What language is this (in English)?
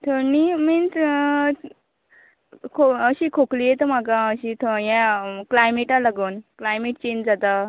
Konkani